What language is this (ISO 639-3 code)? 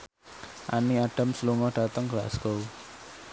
jav